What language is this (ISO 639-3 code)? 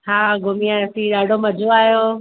snd